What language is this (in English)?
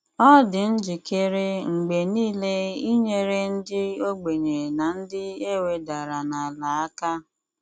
Igbo